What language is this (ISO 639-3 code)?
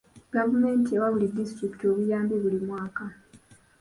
lug